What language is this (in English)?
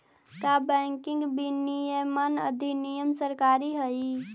Magahi